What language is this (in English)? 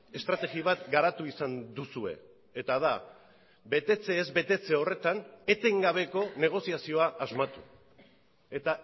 Basque